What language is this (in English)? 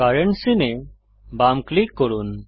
Bangla